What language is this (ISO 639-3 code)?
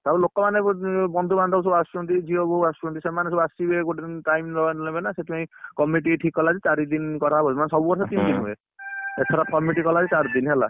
ori